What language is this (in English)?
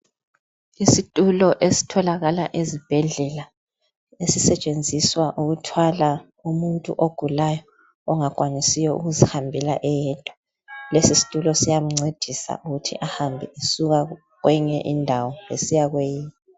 North Ndebele